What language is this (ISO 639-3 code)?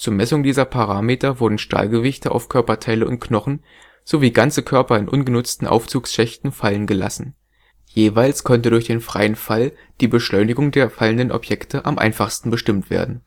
deu